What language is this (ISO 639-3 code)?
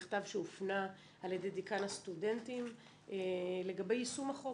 heb